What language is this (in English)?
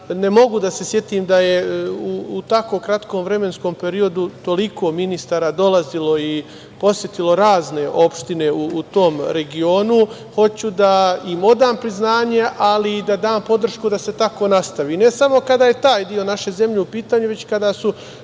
Serbian